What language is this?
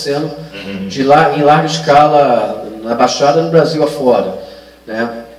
Portuguese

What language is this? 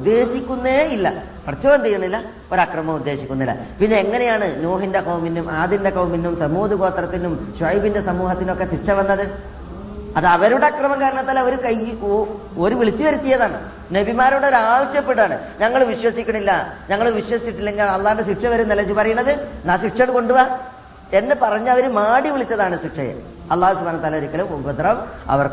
Malayalam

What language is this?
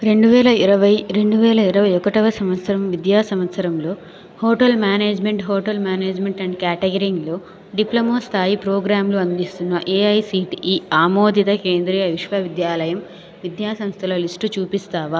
Telugu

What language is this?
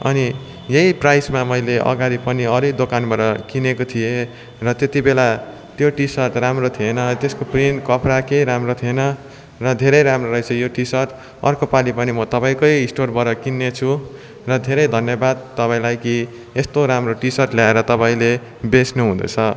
Nepali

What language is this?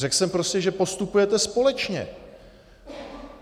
Czech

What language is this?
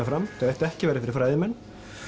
Icelandic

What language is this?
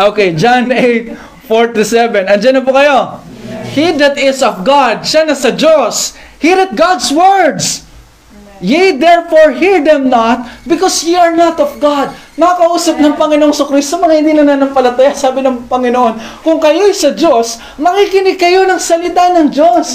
Filipino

